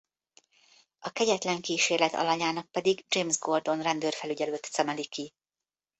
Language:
Hungarian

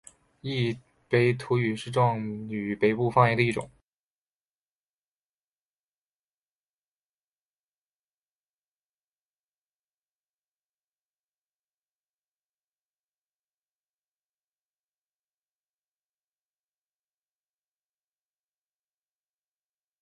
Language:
Chinese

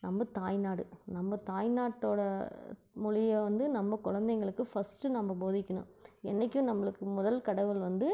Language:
Tamil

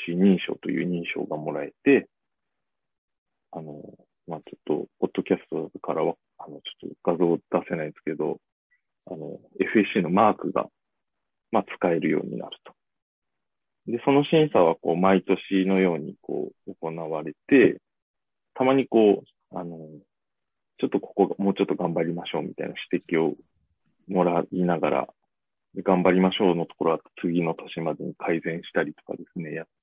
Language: Japanese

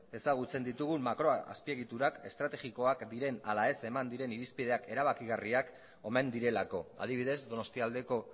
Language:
Basque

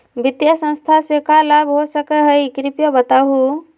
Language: Magahi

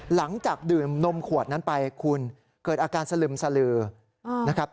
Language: Thai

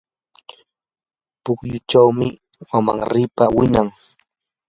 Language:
Yanahuanca Pasco Quechua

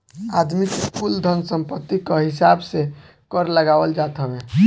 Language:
Bhojpuri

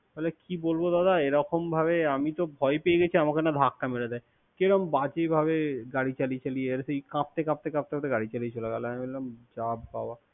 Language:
Bangla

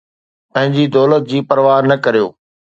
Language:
Sindhi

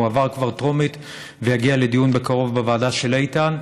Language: Hebrew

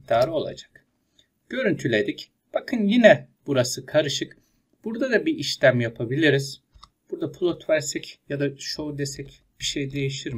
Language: Turkish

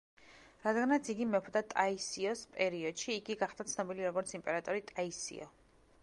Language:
Georgian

